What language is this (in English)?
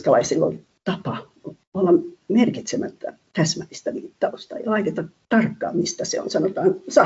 Finnish